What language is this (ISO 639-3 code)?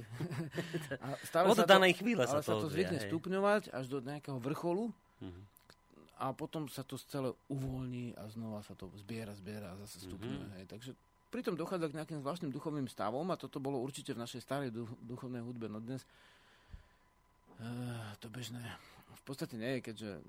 slk